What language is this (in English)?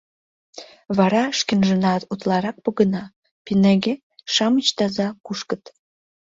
Mari